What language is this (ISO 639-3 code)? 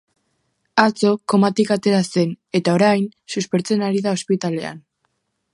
eus